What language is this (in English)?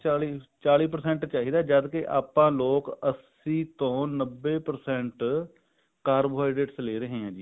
Punjabi